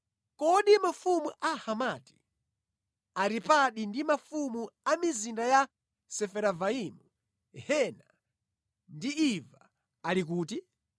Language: Nyanja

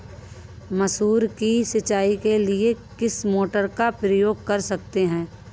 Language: Hindi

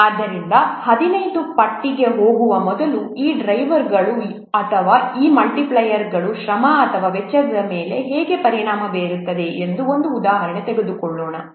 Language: Kannada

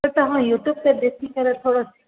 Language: Sindhi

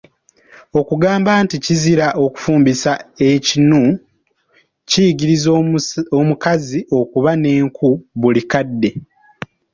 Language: Ganda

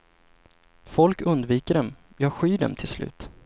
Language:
Swedish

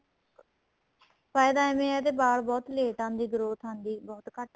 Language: Punjabi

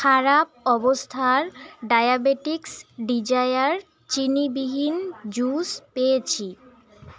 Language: Bangla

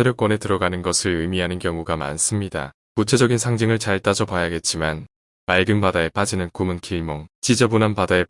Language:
Korean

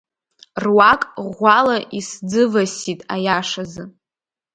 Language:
Abkhazian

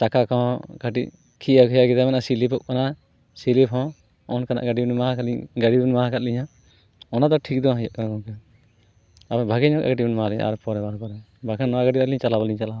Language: Santali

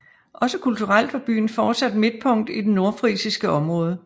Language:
Danish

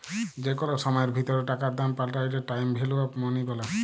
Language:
Bangla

